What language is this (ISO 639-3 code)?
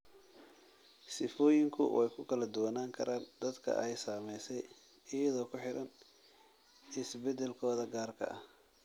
som